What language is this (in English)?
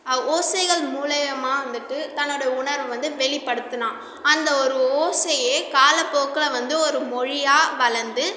Tamil